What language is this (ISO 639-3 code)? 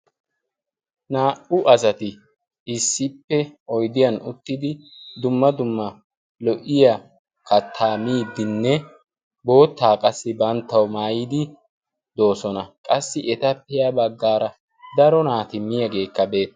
wal